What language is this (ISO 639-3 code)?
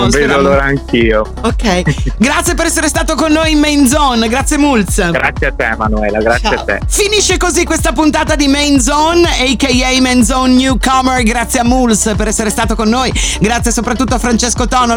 ita